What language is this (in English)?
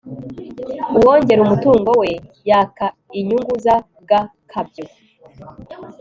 Kinyarwanda